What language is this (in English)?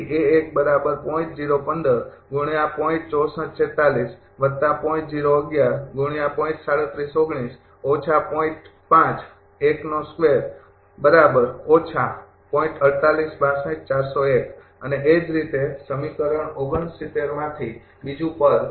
Gujarati